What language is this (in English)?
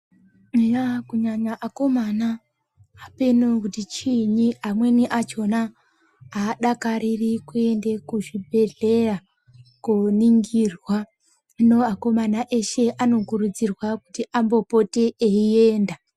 Ndau